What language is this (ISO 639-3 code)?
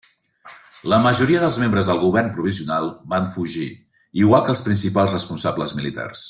cat